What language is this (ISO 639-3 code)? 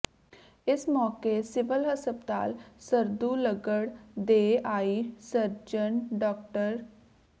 pan